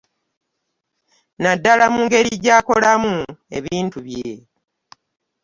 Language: Ganda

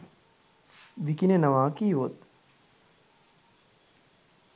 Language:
Sinhala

